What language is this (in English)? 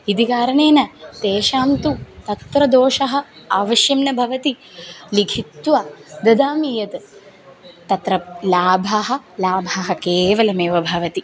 Sanskrit